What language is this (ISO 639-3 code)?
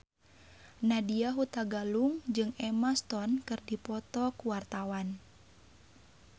sun